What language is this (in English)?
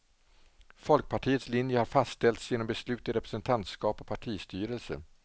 Swedish